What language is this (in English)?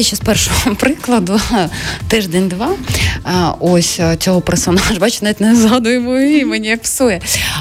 Ukrainian